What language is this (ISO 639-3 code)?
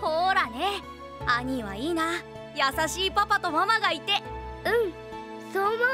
jpn